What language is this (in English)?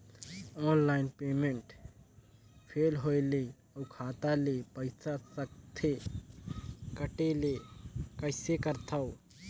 Chhattisgarhi